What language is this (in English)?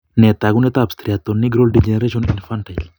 Kalenjin